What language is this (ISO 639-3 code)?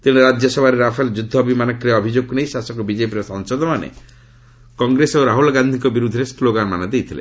ori